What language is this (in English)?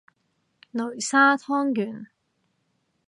Cantonese